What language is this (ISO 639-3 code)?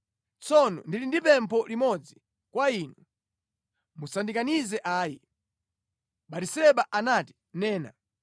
nya